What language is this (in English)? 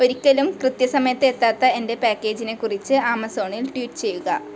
Malayalam